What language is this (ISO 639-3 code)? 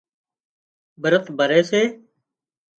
kxp